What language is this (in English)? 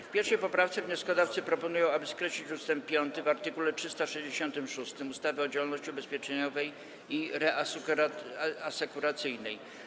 Polish